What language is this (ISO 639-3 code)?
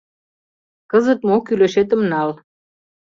chm